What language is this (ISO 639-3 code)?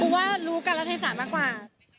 tha